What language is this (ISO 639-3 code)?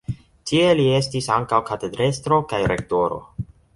epo